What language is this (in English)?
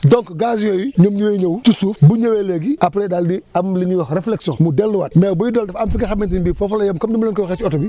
Wolof